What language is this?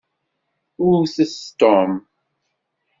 Kabyle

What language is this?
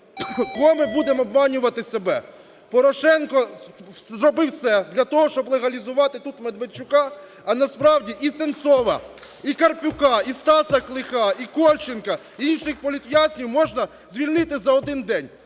Ukrainian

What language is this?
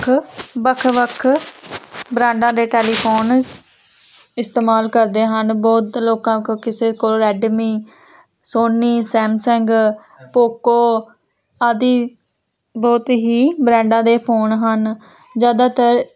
Punjabi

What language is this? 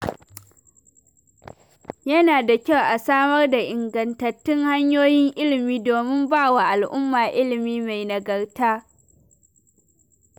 Hausa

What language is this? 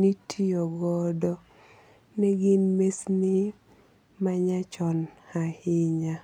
Luo (Kenya and Tanzania)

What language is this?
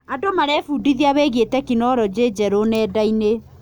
Kikuyu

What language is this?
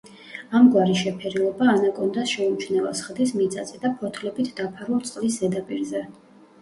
Georgian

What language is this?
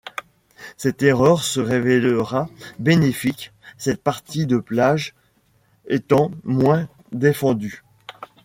French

